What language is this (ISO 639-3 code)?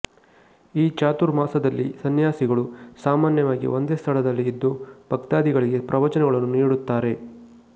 kan